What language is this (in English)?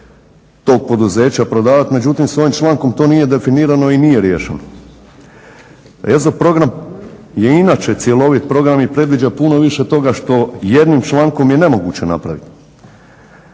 Croatian